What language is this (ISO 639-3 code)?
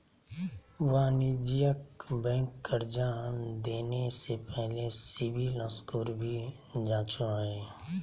mag